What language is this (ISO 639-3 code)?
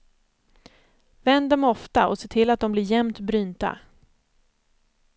swe